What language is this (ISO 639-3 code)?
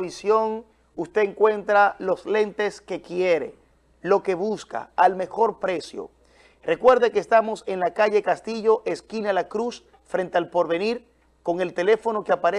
spa